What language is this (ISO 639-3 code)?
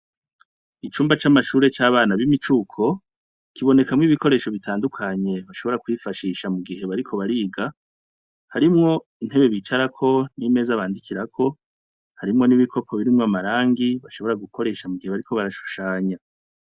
run